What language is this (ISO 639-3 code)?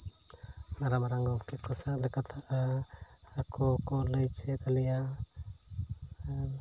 sat